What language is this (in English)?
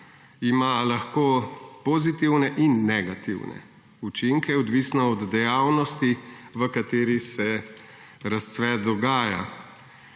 Slovenian